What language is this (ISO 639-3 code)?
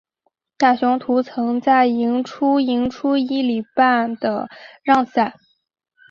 zho